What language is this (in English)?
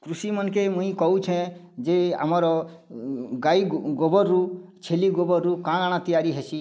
Odia